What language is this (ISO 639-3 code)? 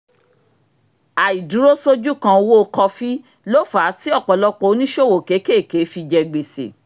yor